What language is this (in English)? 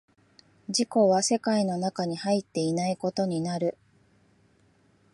Japanese